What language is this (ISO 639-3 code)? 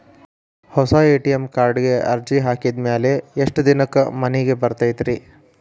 kan